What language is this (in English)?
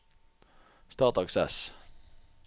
Norwegian